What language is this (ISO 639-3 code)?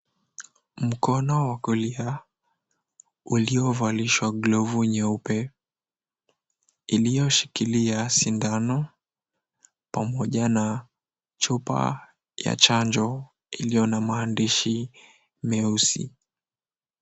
swa